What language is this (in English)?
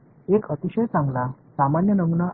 Tamil